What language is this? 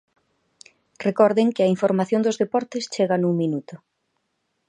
Galician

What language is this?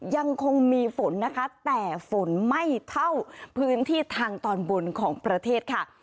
Thai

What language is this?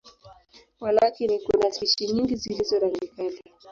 Swahili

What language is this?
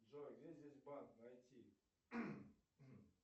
Russian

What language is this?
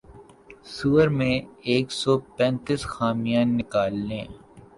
Urdu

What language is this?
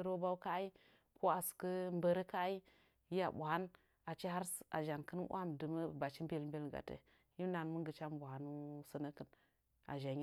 Nzanyi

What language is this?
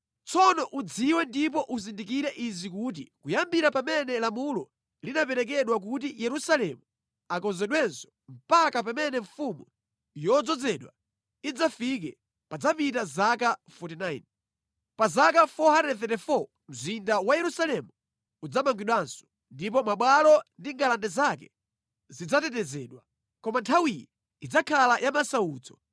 Nyanja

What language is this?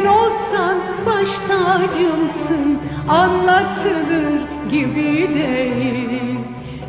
Greek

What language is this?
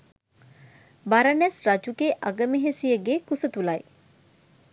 Sinhala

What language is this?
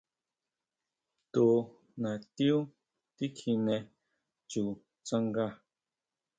Huautla Mazatec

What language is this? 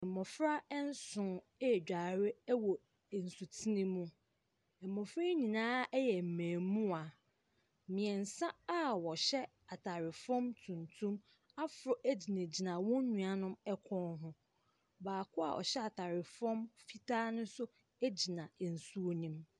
Akan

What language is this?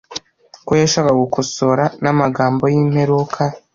Kinyarwanda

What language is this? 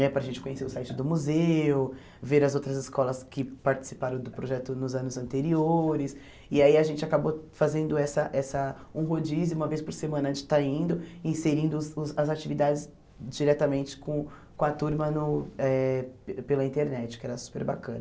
Portuguese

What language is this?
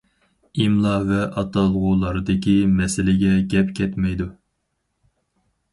Uyghur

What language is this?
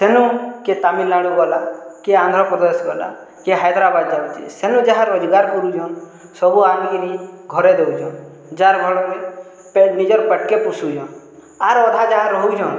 Odia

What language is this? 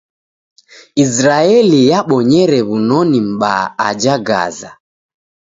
Taita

